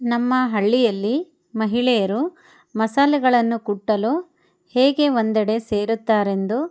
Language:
Kannada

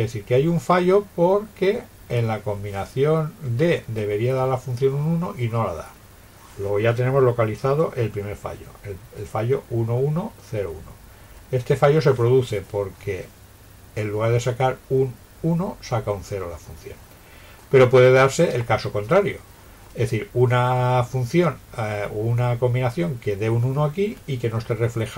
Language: Spanish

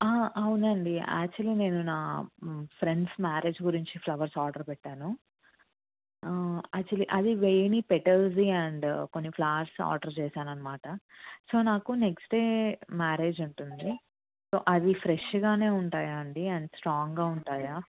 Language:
Telugu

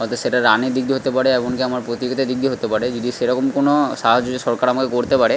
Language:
Bangla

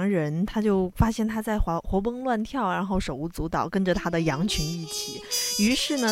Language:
Chinese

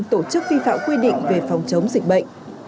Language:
Vietnamese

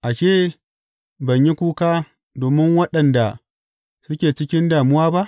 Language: Hausa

